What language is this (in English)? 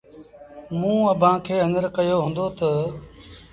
Sindhi Bhil